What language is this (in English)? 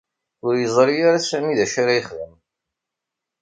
Kabyle